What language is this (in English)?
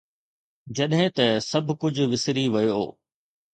Sindhi